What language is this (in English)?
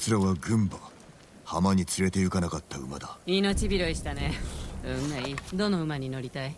Japanese